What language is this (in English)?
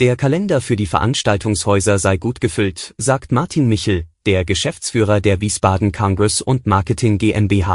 German